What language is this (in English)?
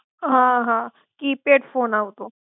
Gujarati